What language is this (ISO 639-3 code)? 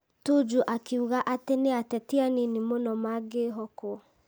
kik